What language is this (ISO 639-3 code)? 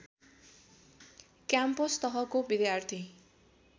nep